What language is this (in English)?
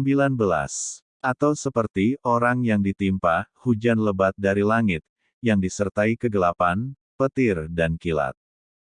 Indonesian